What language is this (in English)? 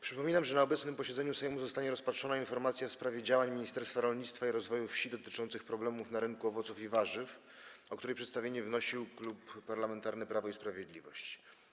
Polish